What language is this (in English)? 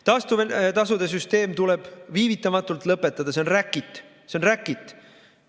Estonian